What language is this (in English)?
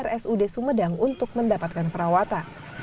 Indonesian